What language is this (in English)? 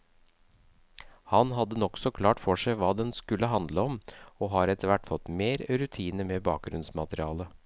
Norwegian